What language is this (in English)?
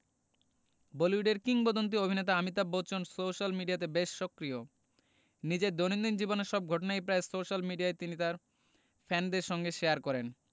Bangla